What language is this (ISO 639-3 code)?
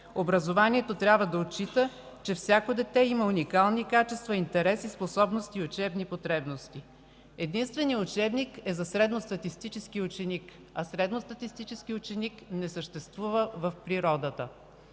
bul